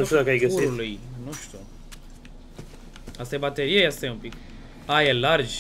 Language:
Romanian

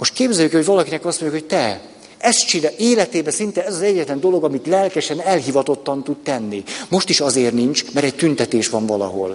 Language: Hungarian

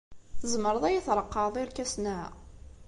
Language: Kabyle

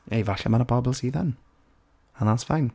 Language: Welsh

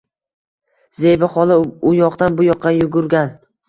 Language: Uzbek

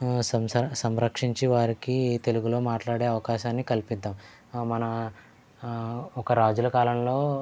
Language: Telugu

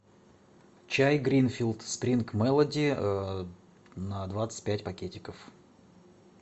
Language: Russian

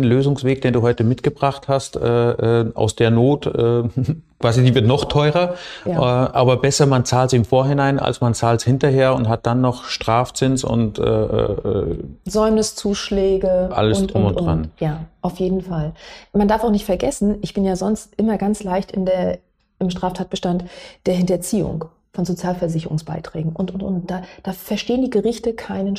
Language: German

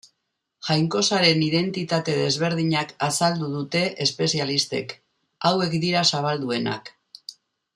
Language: Basque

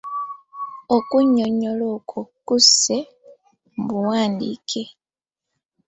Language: Ganda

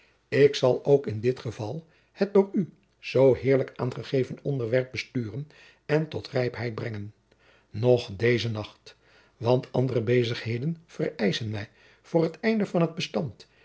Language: Dutch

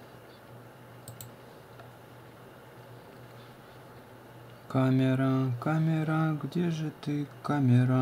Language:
Russian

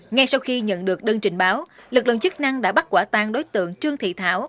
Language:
Vietnamese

